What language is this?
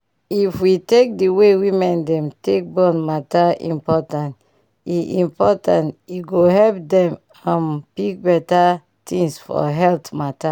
Nigerian Pidgin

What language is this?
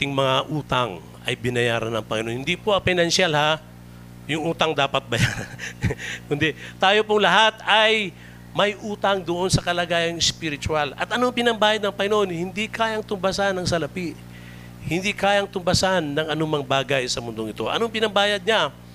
Filipino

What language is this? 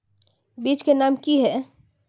Magahi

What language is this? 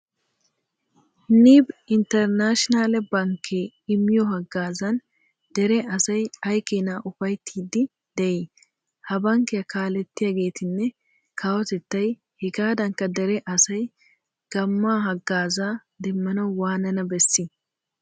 Wolaytta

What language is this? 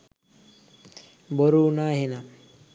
Sinhala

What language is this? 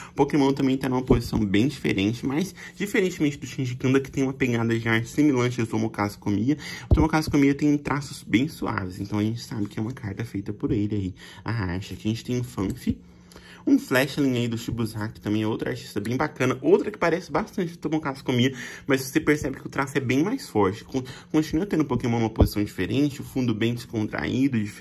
Portuguese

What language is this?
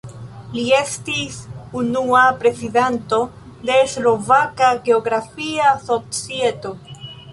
Esperanto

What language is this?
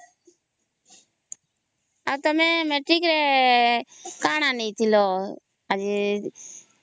Odia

